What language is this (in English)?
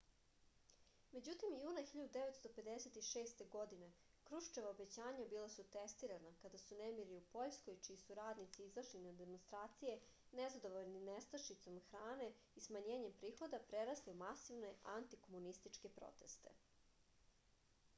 Serbian